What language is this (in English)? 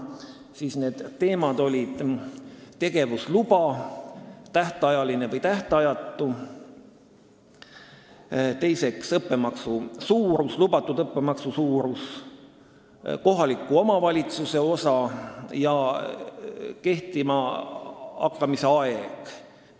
Estonian